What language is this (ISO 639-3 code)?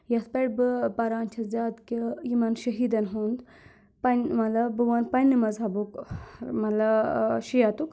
kas